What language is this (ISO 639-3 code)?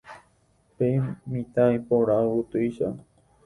grn